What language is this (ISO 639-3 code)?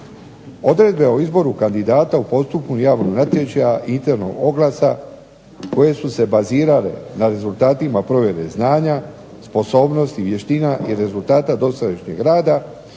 hrv